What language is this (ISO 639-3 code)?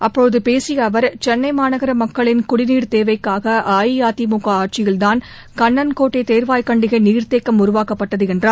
tam